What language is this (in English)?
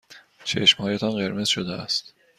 Persian